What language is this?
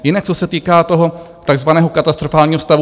Czech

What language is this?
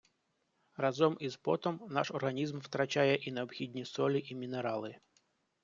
Ukrainian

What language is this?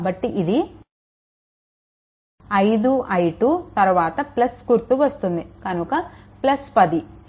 Telugu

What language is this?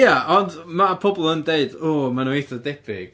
Welsh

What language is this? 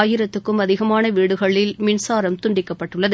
Tamil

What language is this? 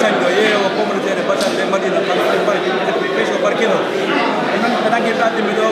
Greek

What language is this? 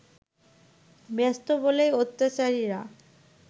Bangla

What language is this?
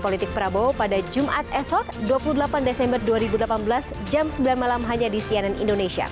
Indonesian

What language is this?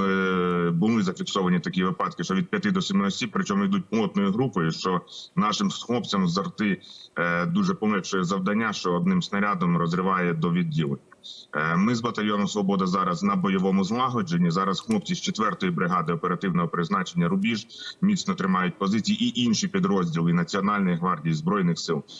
Ukrainian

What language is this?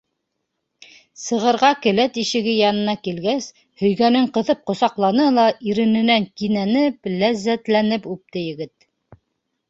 Bashkir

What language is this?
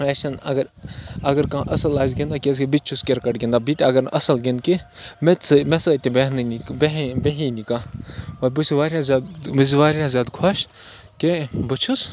Kashmiri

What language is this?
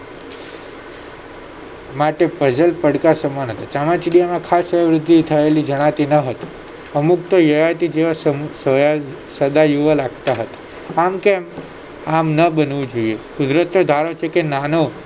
Gujarati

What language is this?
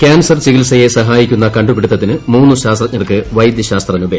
Malayalam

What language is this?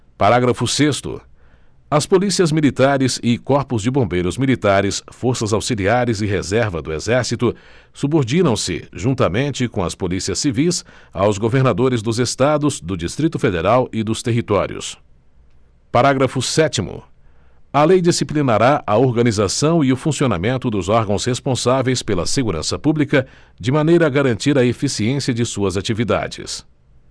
Portuguese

